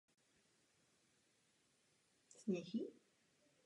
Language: Czech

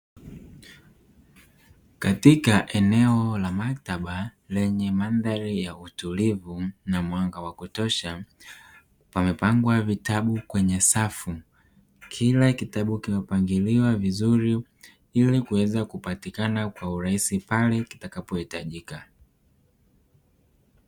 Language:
Swahili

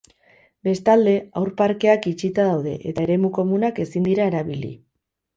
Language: Basque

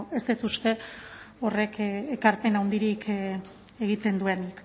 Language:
Basque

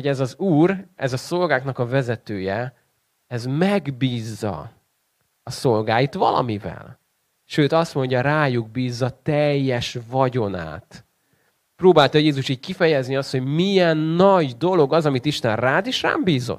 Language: Hungarian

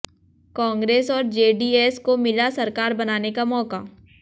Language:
Hindi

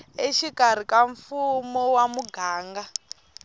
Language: Tsonga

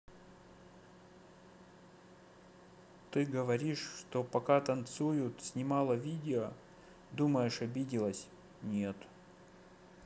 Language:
Russian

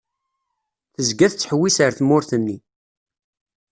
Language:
Kabyle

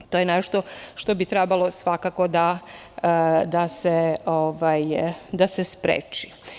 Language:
Serbian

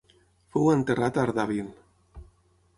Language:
Catalan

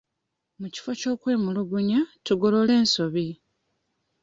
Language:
Ganda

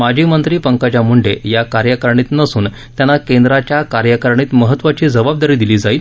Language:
Marathi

